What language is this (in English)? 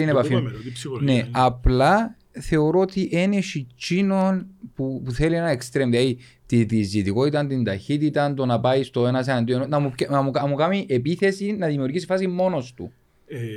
Greek